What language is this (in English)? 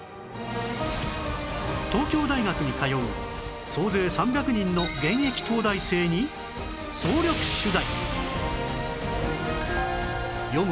Japanese